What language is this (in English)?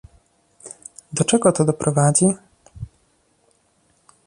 Polish